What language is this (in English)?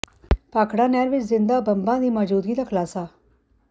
Punjabi